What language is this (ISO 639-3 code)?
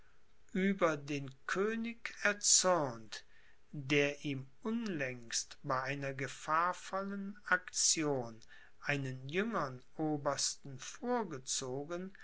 deu